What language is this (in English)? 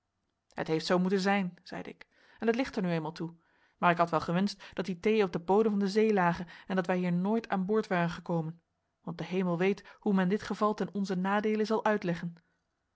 Dutch